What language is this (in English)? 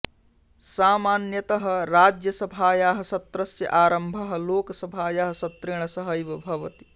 Sanskrit